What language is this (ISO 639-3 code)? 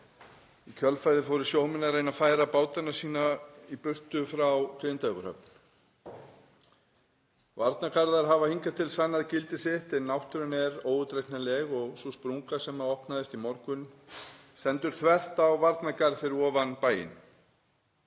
isl